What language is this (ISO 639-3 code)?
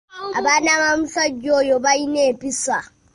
lug